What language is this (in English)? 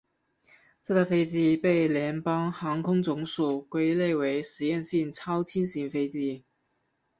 Chinese